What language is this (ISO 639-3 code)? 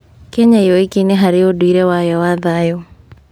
kik